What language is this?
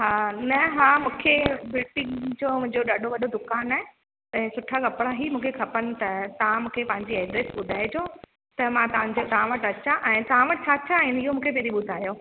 Sindhi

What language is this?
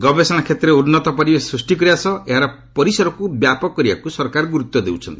Odia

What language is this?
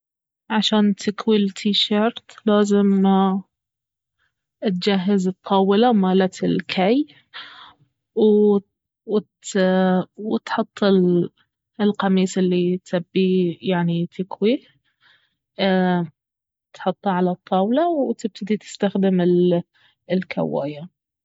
Baharna Arabic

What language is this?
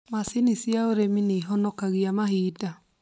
Kikuyu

